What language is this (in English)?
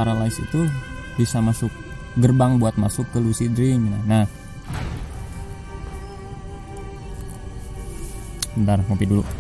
Indonesian